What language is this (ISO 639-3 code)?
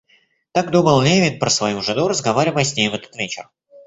rus